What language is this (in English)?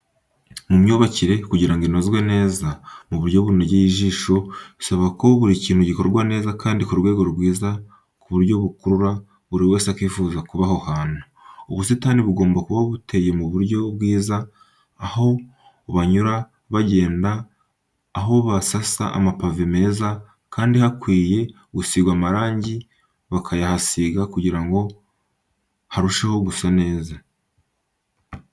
Kinyarwanda